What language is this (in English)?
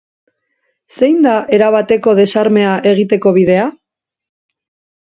Basque